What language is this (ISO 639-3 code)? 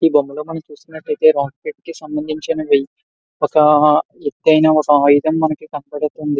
tel